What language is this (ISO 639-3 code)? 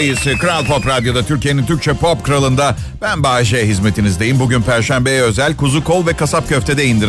tur